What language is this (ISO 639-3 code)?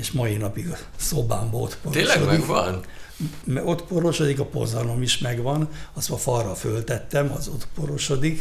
hun